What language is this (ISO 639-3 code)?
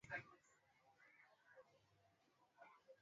swa